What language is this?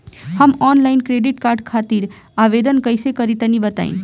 Bhojpuri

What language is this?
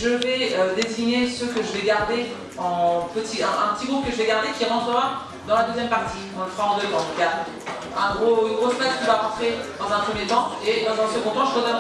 French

